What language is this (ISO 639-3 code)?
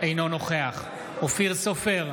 heb